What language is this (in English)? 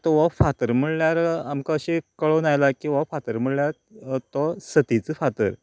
Konkani